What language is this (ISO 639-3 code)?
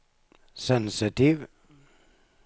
nor